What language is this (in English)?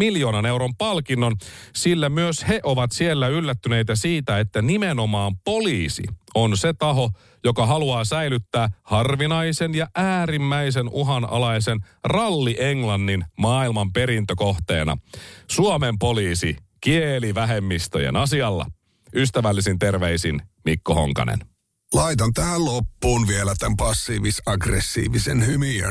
Finnish